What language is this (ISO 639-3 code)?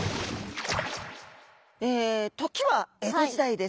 jpn